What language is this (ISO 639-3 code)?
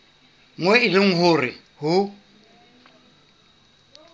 sot